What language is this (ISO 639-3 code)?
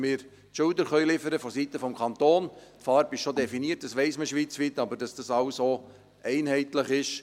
gsw